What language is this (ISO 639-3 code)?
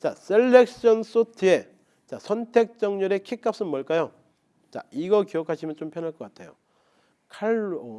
kor